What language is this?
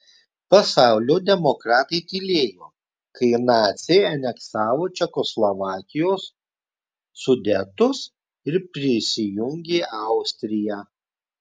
Lithuanian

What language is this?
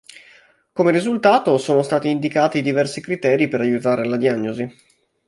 Italian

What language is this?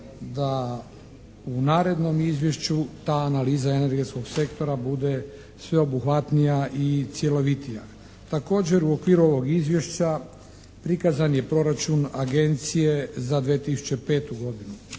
Croatian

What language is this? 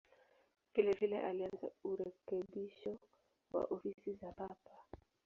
Swahili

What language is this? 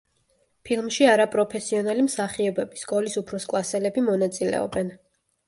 Georgian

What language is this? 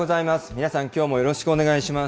Japanese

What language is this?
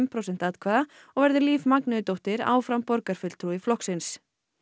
Icelandic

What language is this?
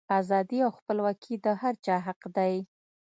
Pashto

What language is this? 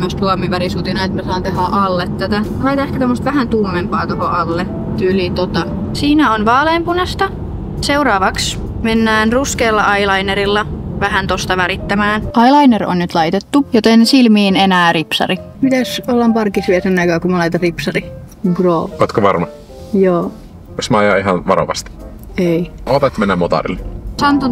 Finnish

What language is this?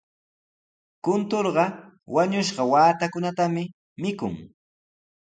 Sihuas Ancash Quechua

